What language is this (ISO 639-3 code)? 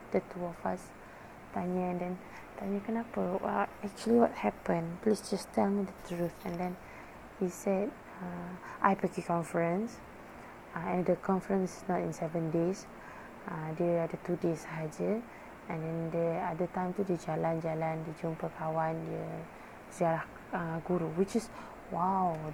msa